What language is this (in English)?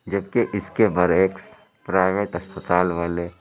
Urdu